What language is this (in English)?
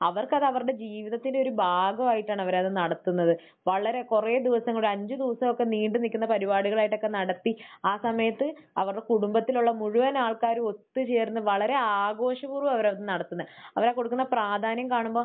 Malayalam